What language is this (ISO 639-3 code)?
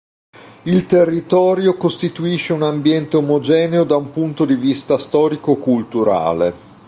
ita